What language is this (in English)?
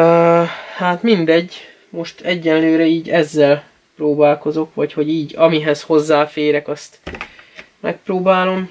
Hungarian